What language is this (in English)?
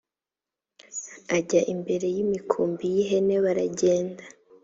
Kinyarwanda